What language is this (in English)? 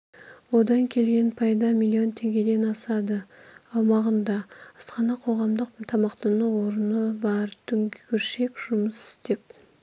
Kazakh